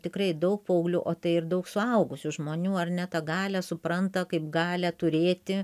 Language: Lithuanian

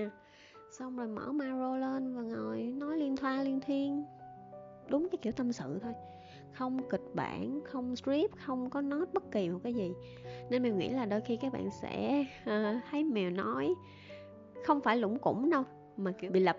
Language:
Vietnamese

